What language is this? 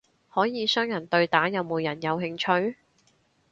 Cantonese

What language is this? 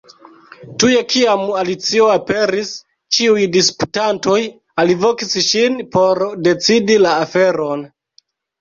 Esperanto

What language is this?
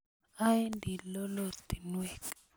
Kalenjin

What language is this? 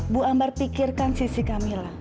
Indonesian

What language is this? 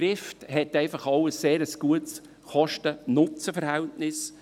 Swiss German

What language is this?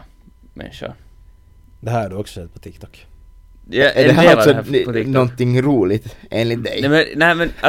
Swedish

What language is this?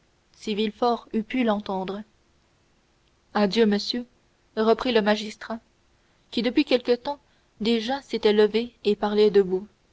French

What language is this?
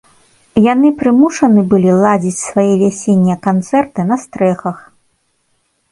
Belarusian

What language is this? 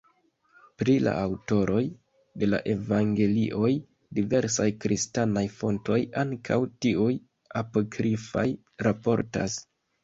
Esperanto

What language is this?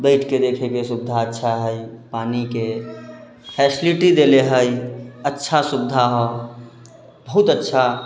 Maithili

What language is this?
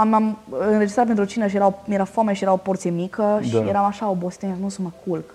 Romanian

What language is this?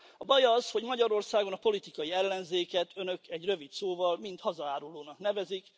Hungarian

